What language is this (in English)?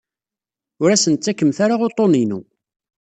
Kabyle